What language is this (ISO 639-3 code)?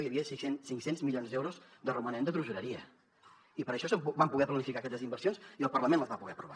cat